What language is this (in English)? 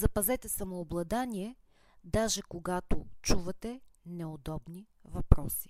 Bulgarian